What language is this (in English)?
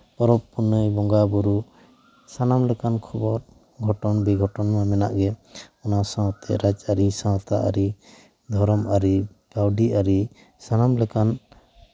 Santali